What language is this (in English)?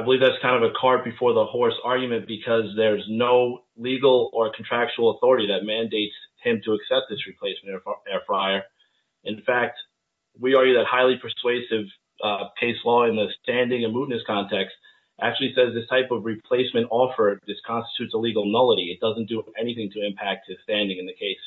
English